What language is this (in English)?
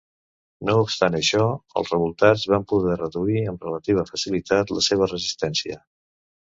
Catalan